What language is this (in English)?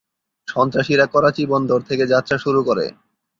Bangla